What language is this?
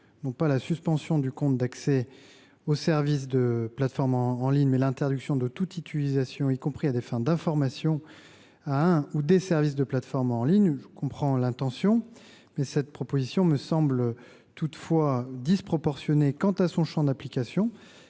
French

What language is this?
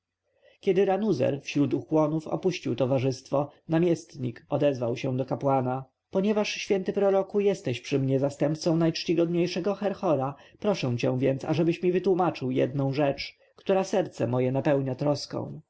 Polish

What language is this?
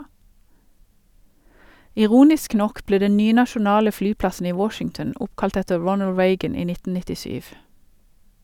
Norwegian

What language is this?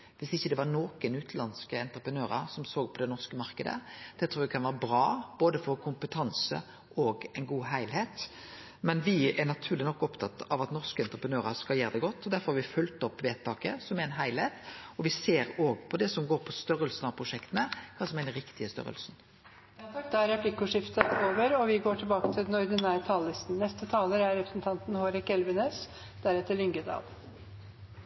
Norwegian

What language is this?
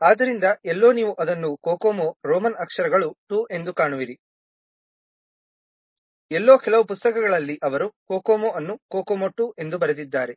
Kannada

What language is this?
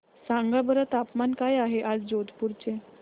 Marathi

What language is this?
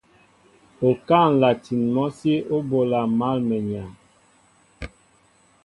Mbo (Cameroon)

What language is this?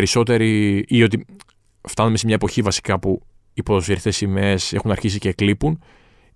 Greek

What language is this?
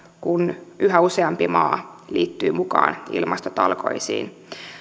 Finnish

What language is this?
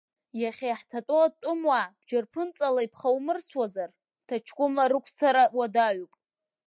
Abkhazian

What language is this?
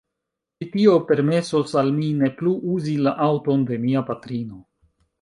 Esperanto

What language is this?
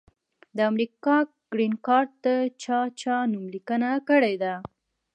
Pashto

